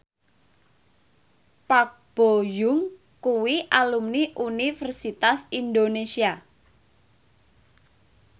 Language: Javanese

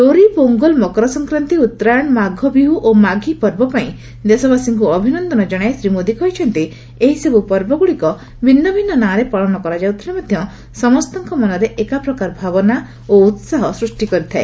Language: Odia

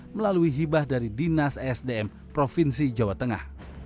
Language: Indonesian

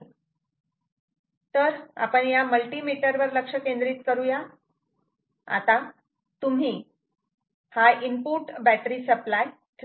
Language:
Marathi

